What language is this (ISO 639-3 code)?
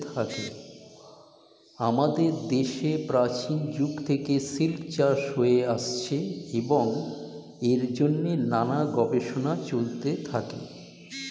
ben